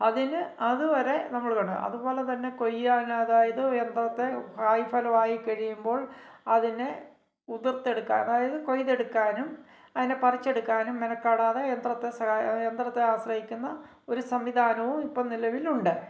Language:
Malayalam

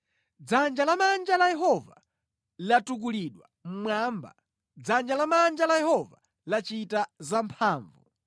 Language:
Nyanja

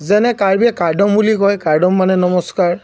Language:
Assamese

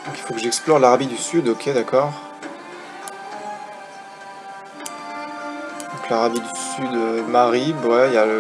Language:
French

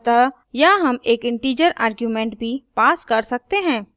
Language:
Hindi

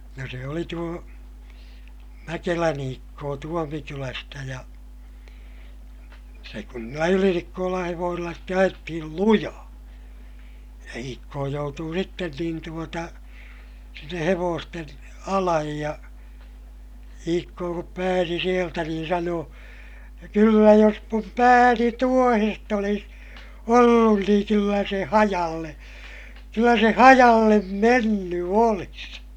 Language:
Finnish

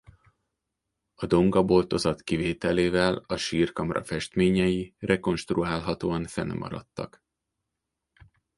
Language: Hungarian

